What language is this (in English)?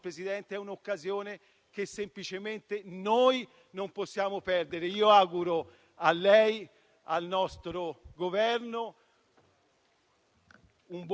Italian